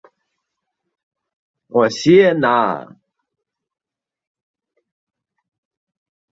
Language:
Chinese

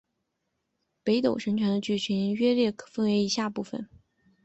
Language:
Chinese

